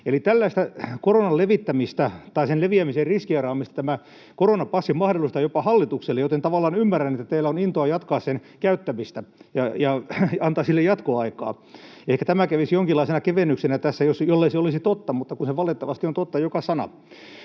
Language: Finnish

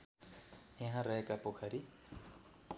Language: Nepali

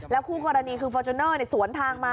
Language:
Thai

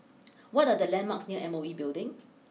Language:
English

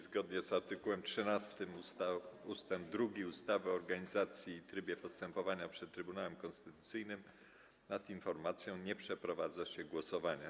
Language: Polish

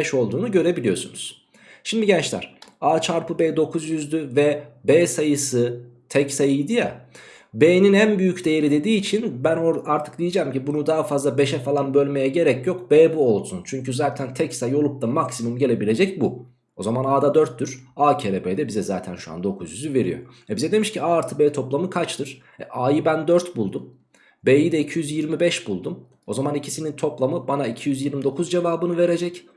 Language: Turkish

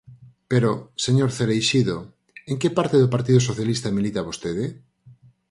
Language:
Galician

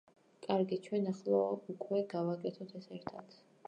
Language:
Georgian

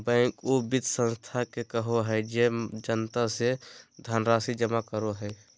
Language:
Magahi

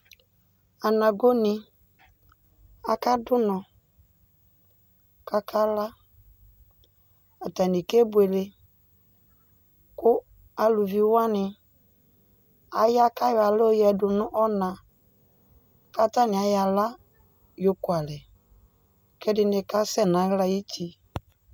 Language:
Ikposo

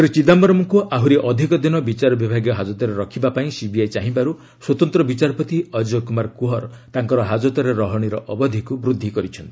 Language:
Odia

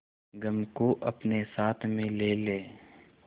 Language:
Hindi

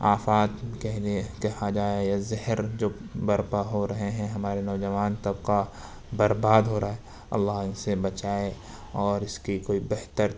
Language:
Urdu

